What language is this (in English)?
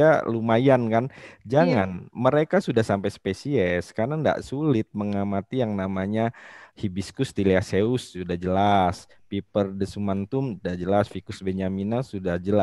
Indonesian